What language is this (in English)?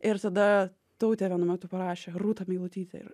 Lithuanian